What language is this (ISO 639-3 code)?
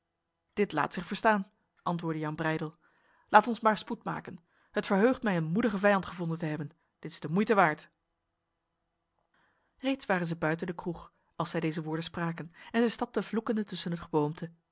nld